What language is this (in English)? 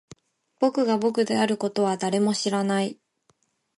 Japanese